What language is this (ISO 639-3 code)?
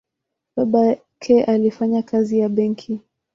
swa